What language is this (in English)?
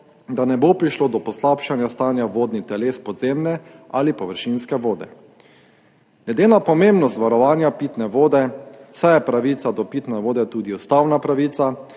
Slovenian